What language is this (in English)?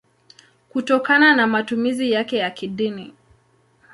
Swahili